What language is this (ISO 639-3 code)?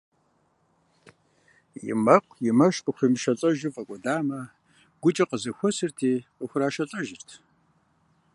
kbd